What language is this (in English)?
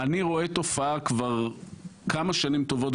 Hebrew